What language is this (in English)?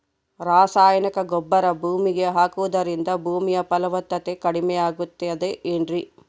Kannada